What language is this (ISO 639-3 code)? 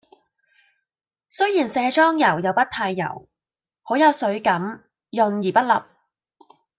yue